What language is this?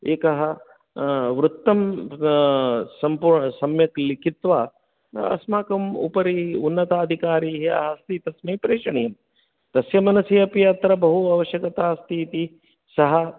Sanskrit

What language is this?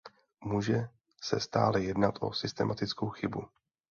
Czech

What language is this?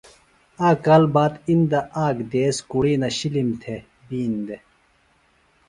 Phalura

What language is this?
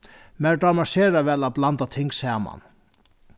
Faroese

